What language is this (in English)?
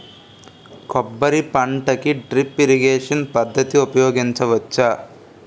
Telugu